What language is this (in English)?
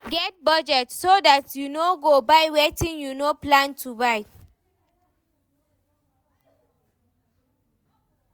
Nigerian Pidgin